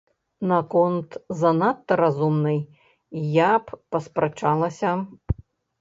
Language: Belarusian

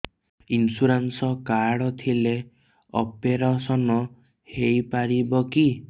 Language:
Odia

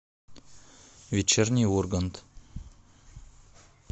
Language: Russian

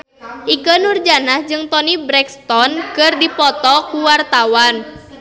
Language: Sundanese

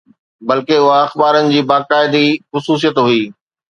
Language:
Sindhi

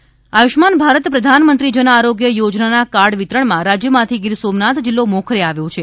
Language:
Gujarati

